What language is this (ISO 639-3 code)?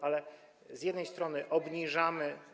pol